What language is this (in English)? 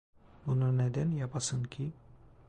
Turkish